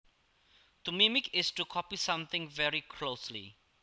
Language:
Javanese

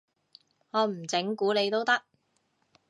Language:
Cantonese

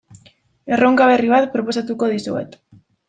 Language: Basque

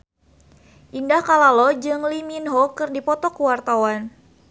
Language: Sundanese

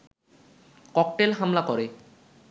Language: Bangla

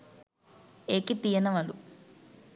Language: Sinhala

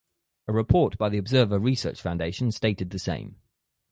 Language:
English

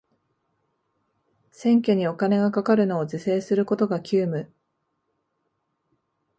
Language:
Japanese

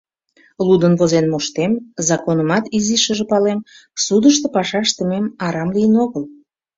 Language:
Mari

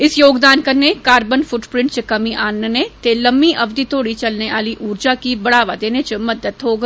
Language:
Dogri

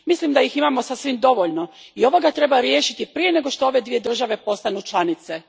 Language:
Croatian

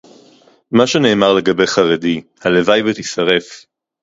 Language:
Hebrew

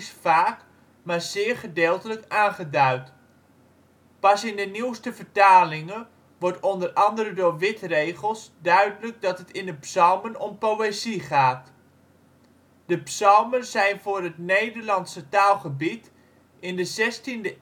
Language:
Dutch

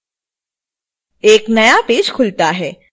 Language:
Hindi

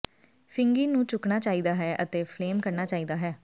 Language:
Punjabi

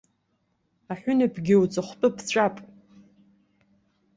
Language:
Abkhazian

